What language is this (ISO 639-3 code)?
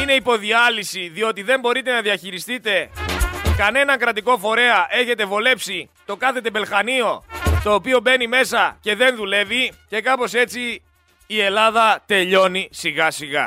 ell